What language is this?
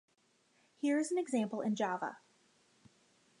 English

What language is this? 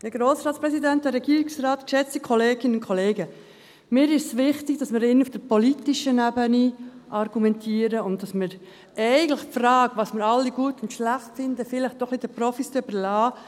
Swiss German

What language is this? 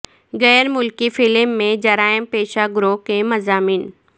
Urdu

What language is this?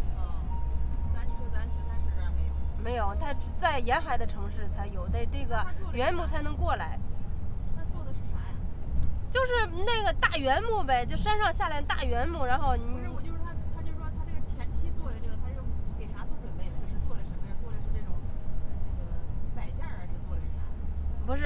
Chinese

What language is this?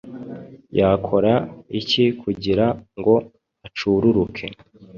Kinyarwanda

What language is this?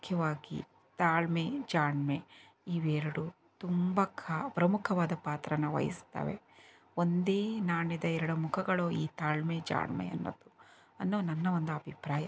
Kannada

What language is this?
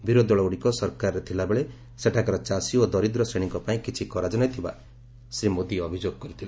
Odia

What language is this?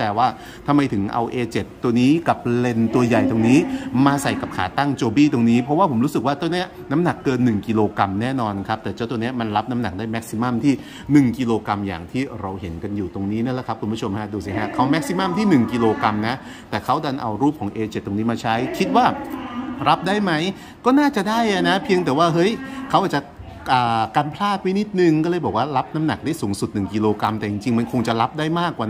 Thai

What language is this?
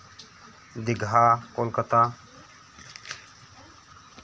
Santali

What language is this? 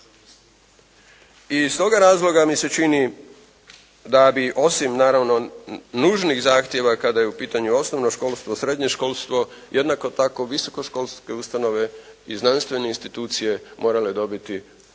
Croatian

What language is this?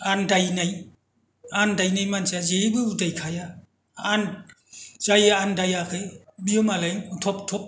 Bodo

